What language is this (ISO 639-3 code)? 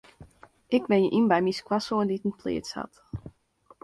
fry